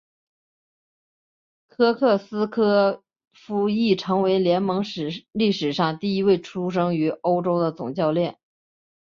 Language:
Chinese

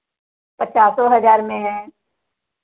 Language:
Hindi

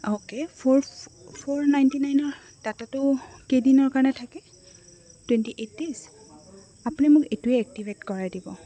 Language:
Assamese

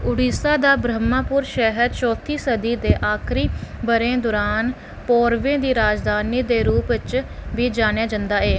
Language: Dogri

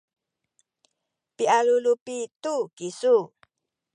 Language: Sakizaya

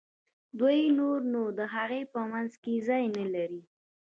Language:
Pashto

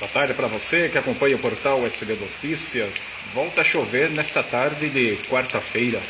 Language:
Portuguese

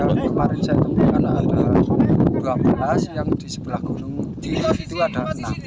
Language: Indonesian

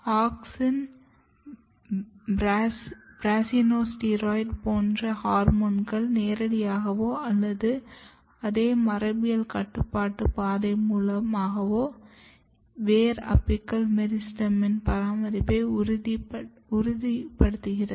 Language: Tamil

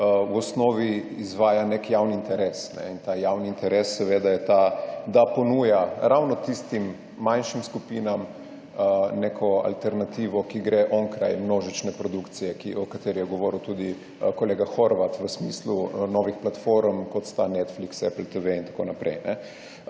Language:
Slovenian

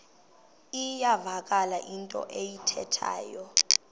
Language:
Xhosa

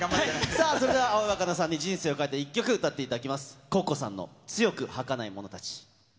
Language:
Japanese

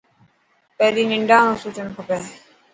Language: Dhatki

